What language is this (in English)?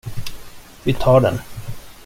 Swedish